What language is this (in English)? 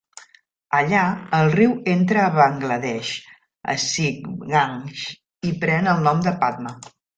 Catalan